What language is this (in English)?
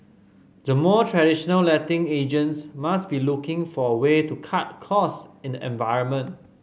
English